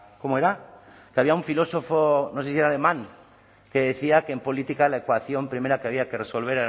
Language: Spanish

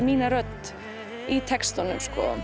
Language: Icelandic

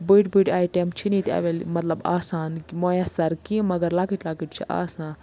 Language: Kashmiri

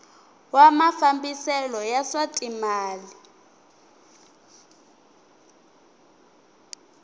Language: Tsonga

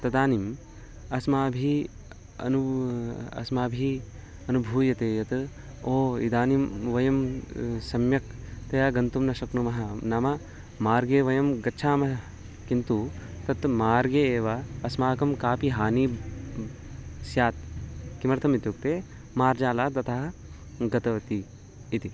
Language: Sanskrit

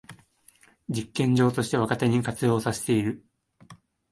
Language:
Japanese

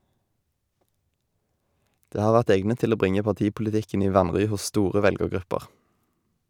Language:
Norwegian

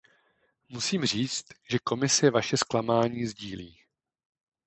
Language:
Czech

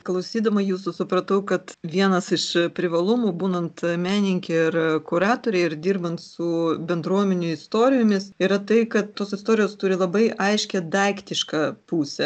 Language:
Lithuanian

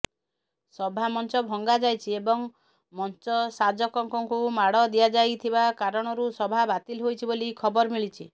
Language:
Odia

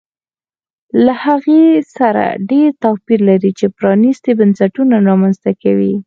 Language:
Pashto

